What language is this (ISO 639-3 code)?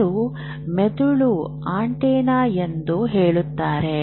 kan